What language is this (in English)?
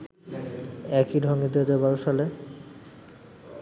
Bangla